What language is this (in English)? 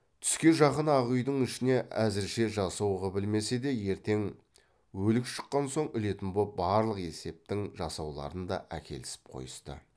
Kazakh